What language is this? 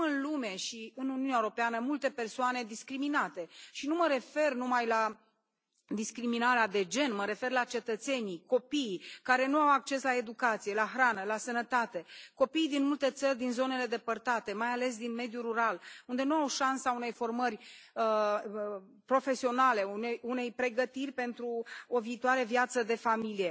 Romanian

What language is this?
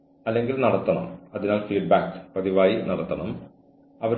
Malayalam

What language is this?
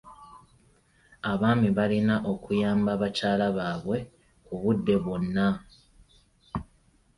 Ganda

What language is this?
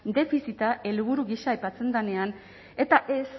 Basque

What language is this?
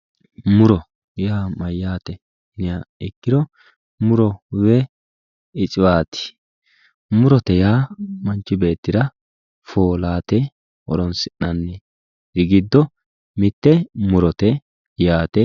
Sidamo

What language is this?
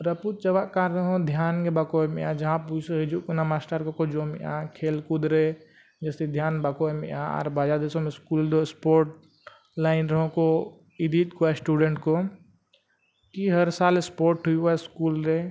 Santali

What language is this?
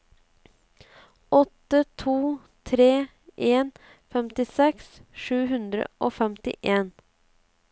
Norwegian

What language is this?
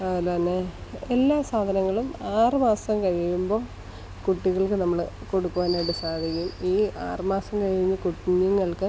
Malayalam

